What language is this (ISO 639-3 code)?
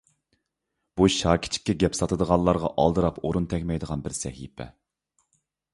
uig